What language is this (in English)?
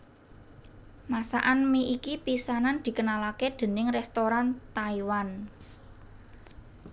Javanese